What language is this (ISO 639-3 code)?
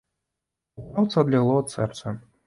bel